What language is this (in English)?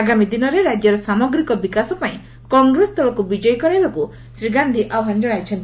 Odia